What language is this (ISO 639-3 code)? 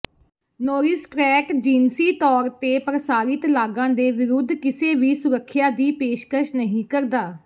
pan